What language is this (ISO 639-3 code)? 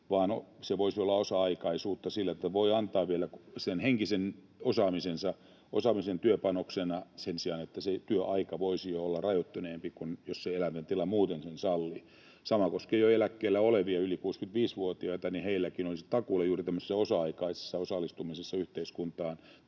fin